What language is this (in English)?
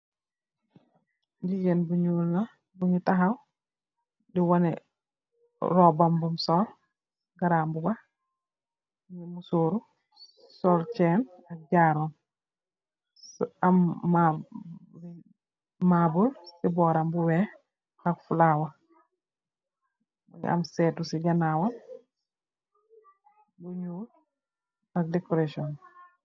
Wolof